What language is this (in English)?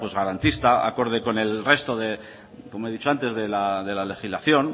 Spanish